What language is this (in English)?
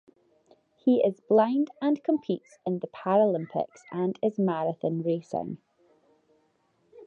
English